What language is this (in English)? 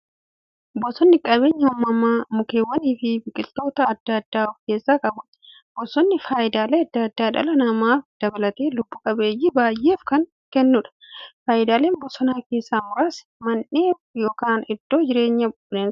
Oromo